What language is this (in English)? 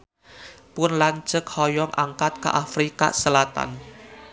Sundanese